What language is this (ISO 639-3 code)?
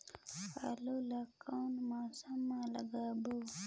hne